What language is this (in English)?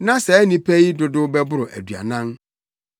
Akan